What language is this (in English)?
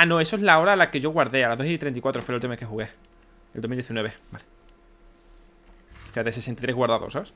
Spanish